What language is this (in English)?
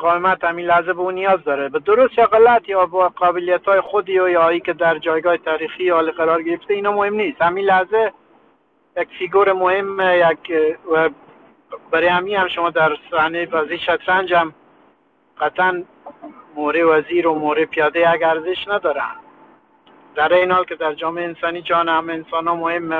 Persian